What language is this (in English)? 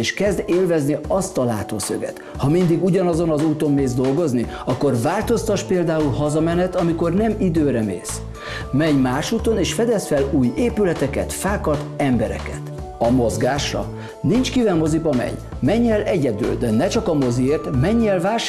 Hungarian